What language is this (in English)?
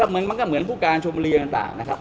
Thai